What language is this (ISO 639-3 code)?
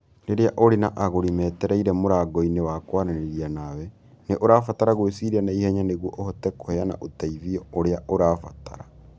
kik